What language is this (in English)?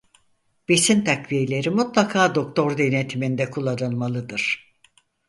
Turkish